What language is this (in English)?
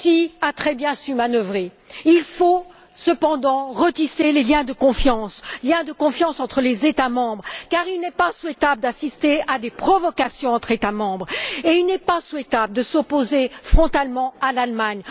French